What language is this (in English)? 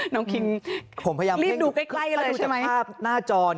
Thai